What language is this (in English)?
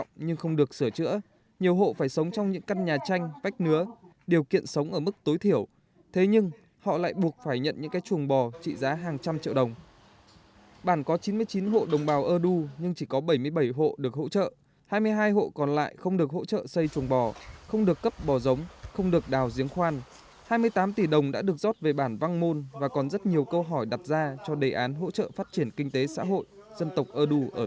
Vietnamese